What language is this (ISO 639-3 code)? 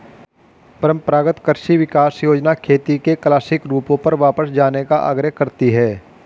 hin